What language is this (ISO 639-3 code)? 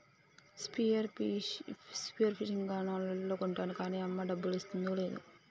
tel